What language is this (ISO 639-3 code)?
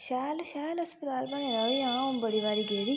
doi